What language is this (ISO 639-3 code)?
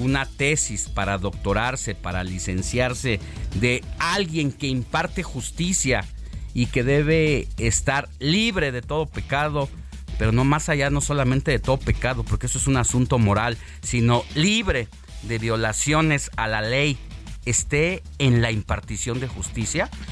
spa